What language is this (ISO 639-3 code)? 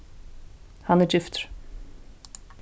fao